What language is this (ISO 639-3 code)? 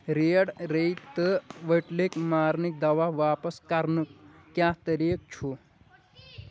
kas